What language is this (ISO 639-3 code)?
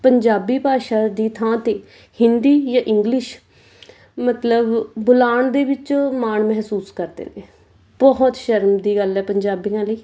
pan